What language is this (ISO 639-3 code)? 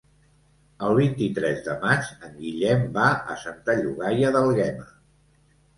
cat